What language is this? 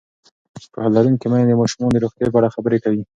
Pashto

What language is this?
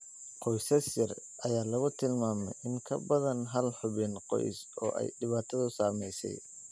Somali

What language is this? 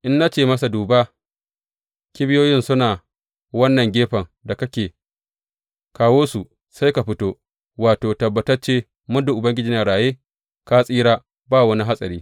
Hausa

